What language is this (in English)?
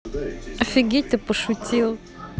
Russian